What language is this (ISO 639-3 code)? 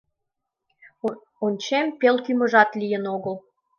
chm